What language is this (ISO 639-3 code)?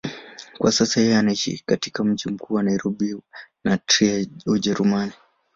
swa